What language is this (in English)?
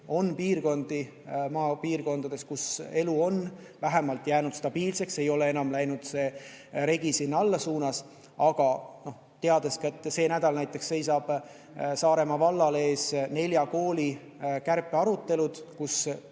Estonian